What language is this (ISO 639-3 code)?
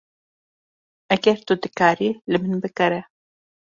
kur